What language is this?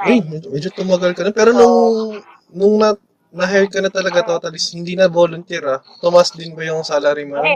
Filipino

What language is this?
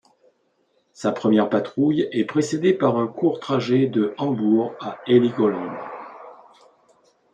French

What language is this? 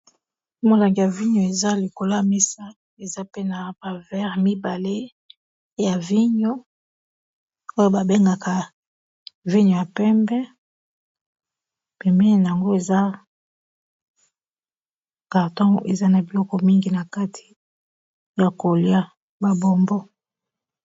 Lingala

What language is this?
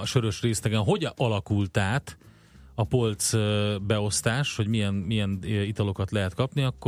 Hungarian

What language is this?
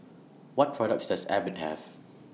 English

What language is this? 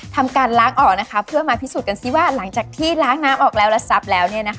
Thai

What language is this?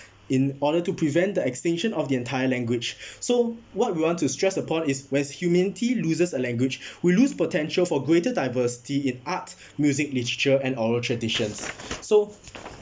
English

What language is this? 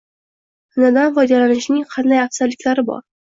Uzbek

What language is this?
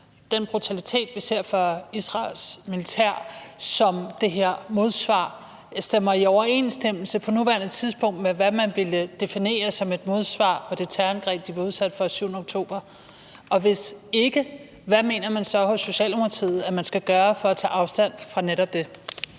Danish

